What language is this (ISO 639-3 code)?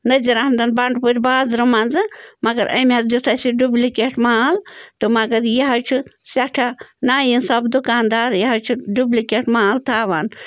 kas